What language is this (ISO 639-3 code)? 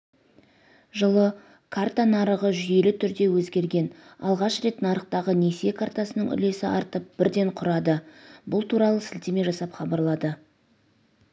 kaz